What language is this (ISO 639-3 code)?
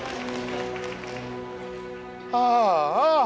jpn